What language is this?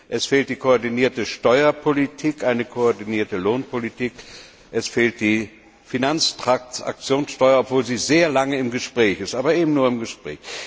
German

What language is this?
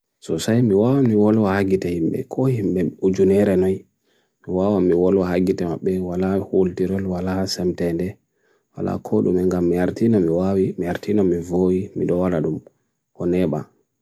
Bagirmi Fulfulde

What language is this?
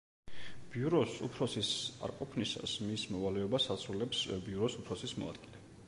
Georgian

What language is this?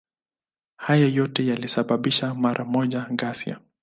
Swahili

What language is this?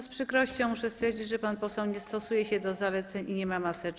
Polish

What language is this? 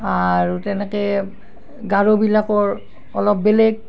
Assamese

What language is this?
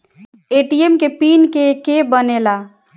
Bhojpuri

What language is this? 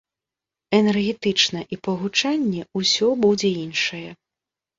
Belarusian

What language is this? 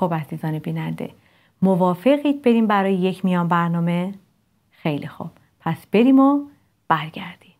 Persian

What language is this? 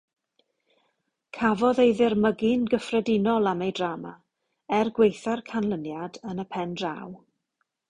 Welsh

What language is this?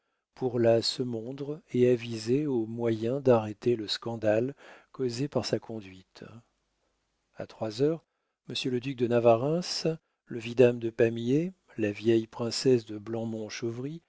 French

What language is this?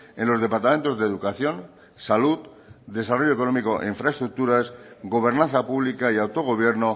Spanish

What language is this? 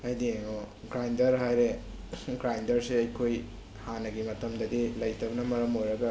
Manipuri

